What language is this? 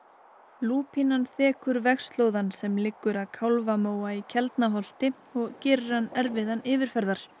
Icelandic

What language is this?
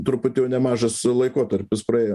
Lithuanian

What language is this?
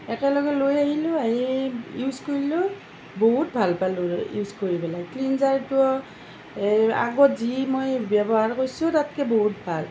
Assamese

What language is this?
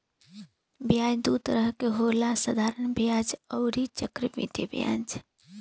Bhojpuri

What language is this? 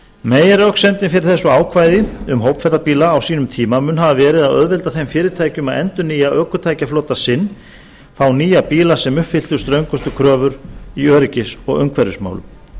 Icelandic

